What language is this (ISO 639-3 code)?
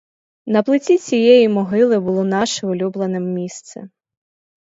ukr